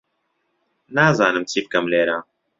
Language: Central Kurdish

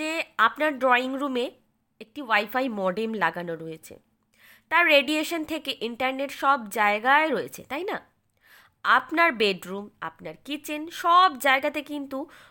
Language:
Bangla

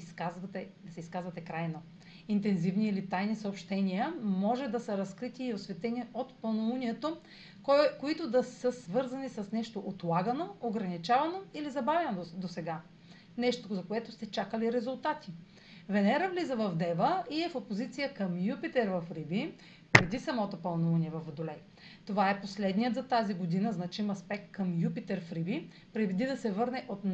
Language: Bulgarian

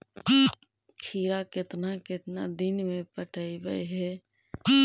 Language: Magahi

